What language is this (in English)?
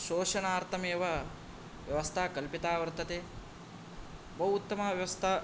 Sanskrit